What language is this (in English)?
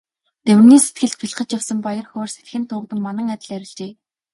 Mongolian